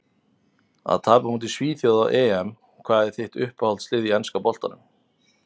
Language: Icelandic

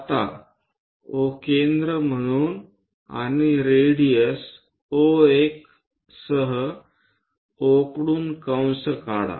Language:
Marathi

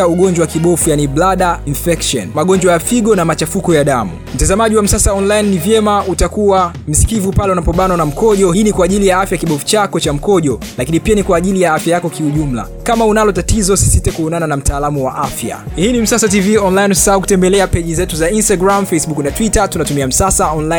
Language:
Swahili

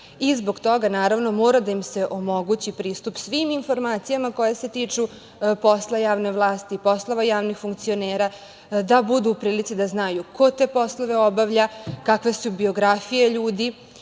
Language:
Serbian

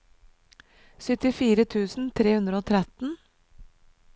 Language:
Norwegian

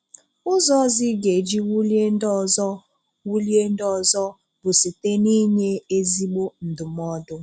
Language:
Igbo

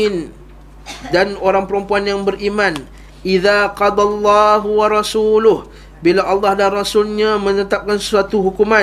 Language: Malay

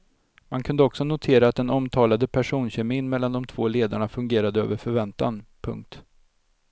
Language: Swedish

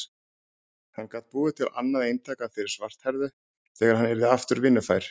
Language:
Icelandic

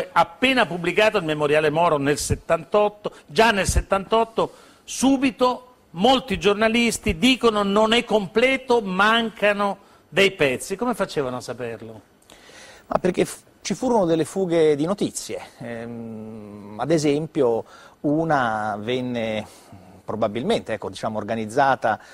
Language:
Italian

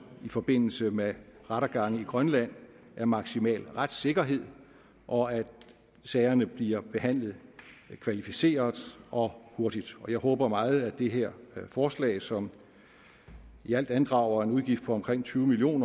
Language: Danish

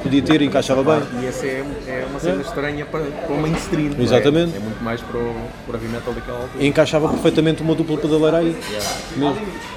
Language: Portuguese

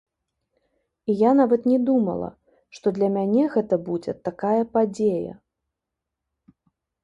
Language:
Belarusian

